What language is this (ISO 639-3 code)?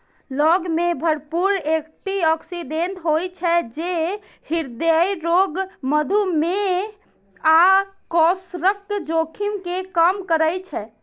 mai